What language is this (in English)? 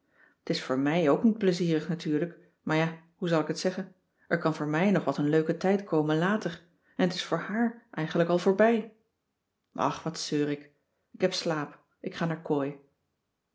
Dutch